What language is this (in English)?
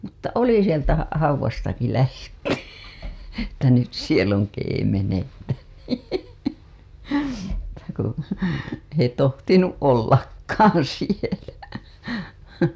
Finnish